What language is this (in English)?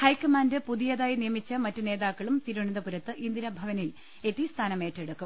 Malayalam